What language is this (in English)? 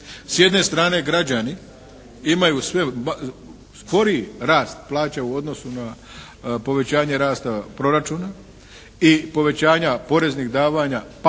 Croatian